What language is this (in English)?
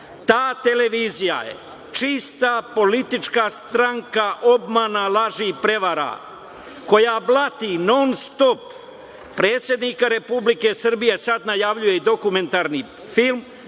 Serbian